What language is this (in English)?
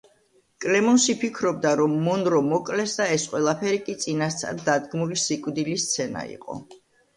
Georgian